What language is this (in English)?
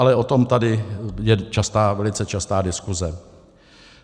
Czech